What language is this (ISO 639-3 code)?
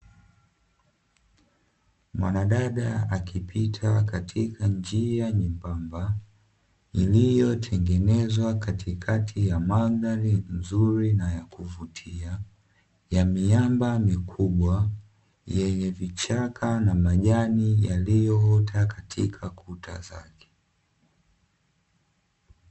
swa